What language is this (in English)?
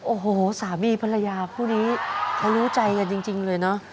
Thai